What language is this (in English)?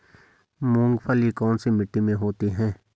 Hindi